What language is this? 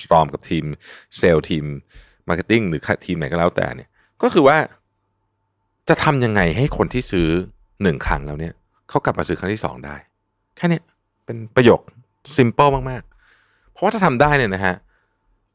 Thai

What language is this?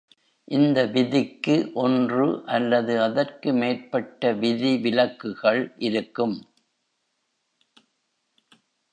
Tamil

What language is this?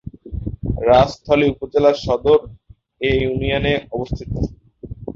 Bangla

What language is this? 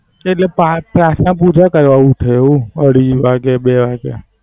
Gujarati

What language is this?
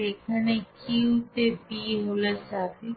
Bangla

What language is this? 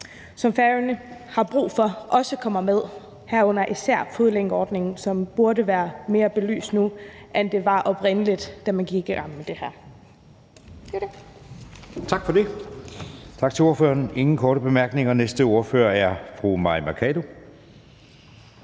Danish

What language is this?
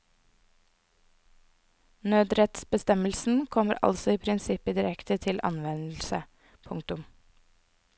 Norwegian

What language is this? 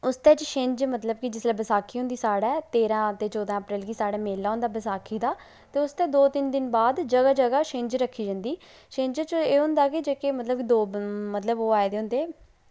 Dogri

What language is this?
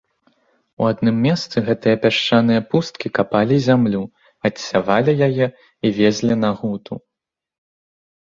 Belarusian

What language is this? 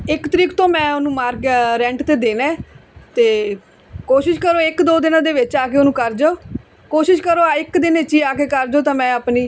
Punjabi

